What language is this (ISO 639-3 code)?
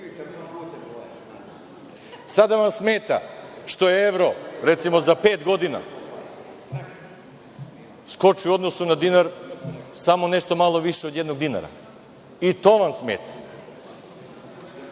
srp